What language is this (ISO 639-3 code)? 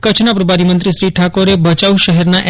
guj